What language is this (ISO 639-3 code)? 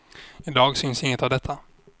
swe